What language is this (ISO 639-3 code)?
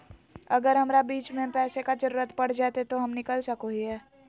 mag